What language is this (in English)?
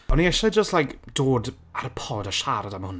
Welsh